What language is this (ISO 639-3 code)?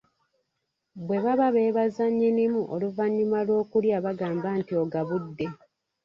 lug